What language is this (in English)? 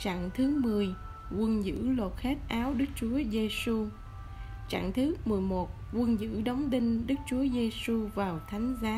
Vietnamese